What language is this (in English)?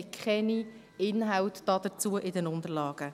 Swiss German